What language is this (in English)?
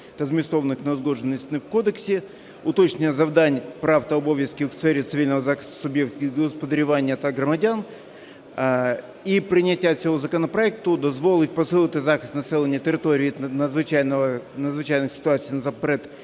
Ukrainian